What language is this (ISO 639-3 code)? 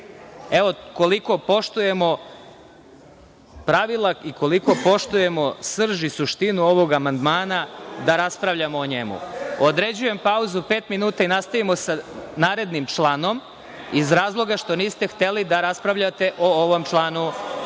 srp